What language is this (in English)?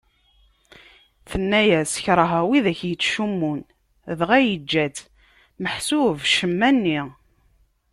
Kabyle